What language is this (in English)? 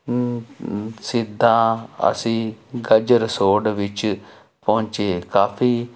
Punjabi